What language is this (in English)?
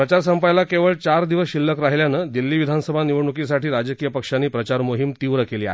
Marathi